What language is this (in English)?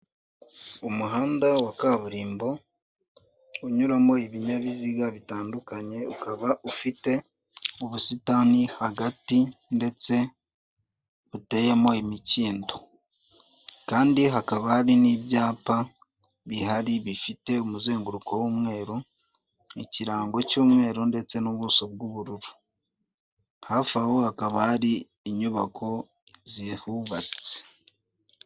Kinyarwanda